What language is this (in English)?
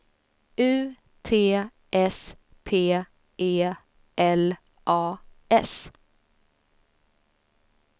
Swedish